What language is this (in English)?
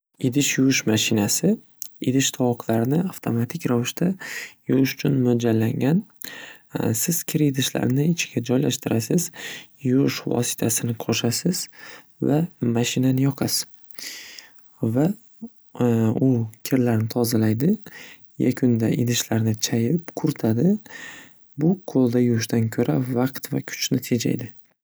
Uzbek